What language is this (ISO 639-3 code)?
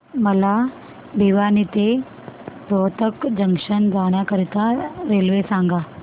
mar